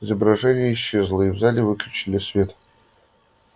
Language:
Russian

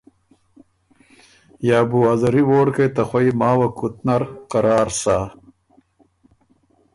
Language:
Ormuri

